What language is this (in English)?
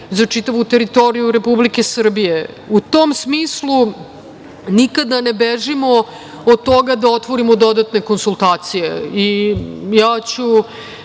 Serbian